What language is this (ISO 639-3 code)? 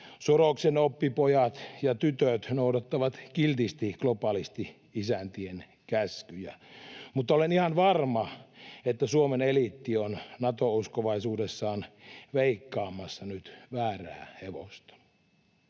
fin